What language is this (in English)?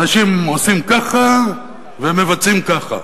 Hebrew